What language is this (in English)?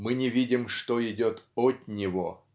Russian